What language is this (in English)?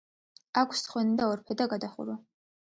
Georgian